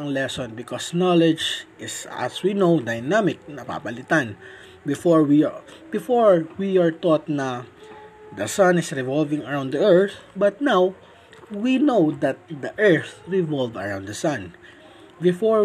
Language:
Filipino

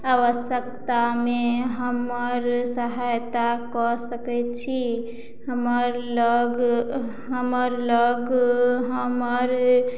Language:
Maithili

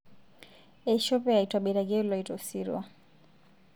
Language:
Masai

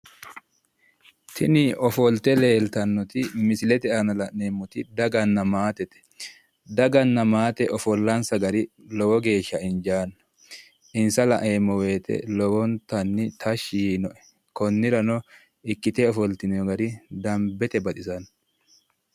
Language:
Sidamo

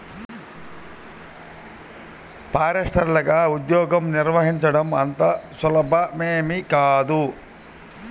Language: Telugu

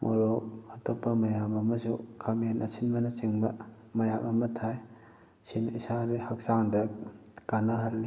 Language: Manipuri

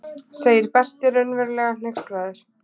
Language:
Icelandic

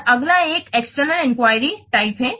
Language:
Hindi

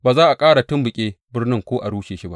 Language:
Hausa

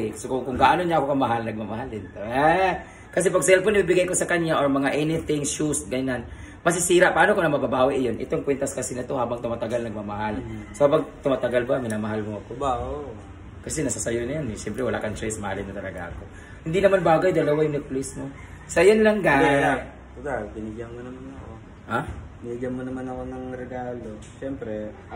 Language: Filipino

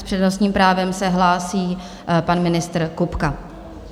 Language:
Czech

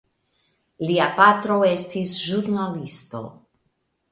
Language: Esperanto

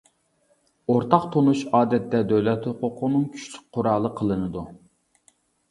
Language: Uyghur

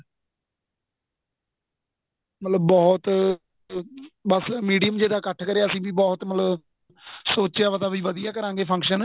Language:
Punjabi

